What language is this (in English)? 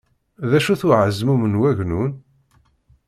Kabyle